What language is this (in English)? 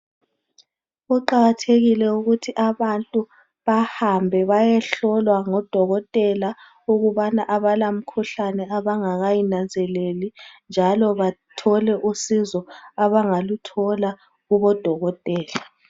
North Ndebele